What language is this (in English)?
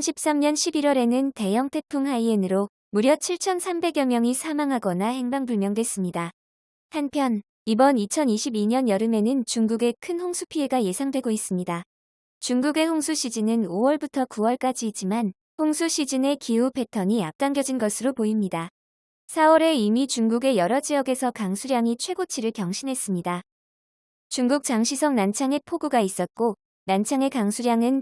Korean